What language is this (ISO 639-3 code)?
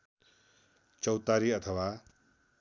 nep